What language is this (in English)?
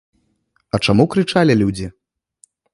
Belarusian